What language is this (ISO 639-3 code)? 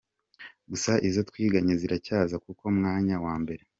kin